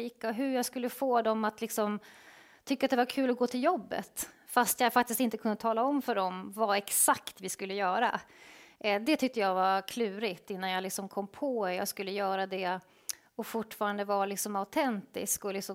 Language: Swedish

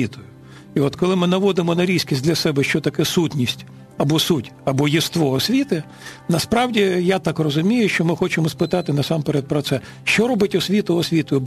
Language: Ukrainian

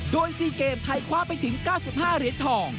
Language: Thai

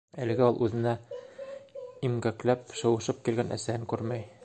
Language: Bashkir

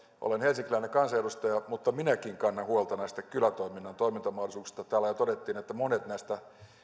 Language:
Finnish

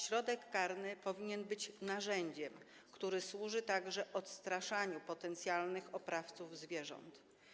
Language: Polish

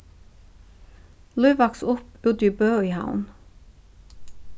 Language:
Faroese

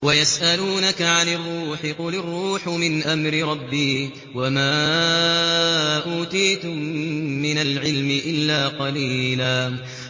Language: Arabic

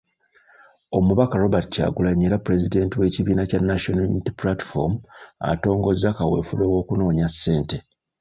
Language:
Ganda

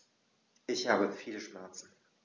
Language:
German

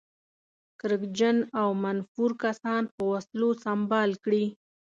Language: Pashto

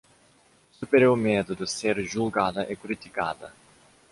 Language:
Portuguese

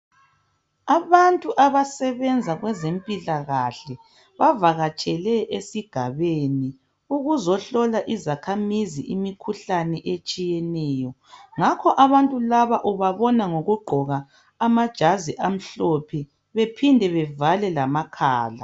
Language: North Ndebele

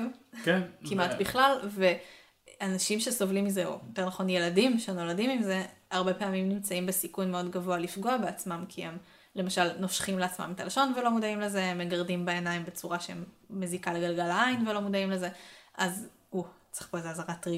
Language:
Hebrew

